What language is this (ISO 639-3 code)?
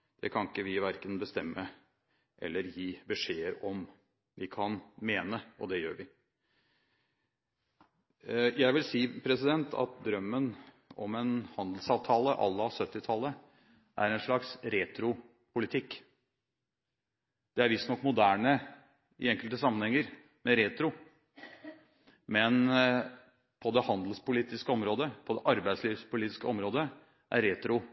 nob